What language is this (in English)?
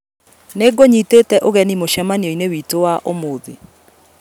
Kikuyu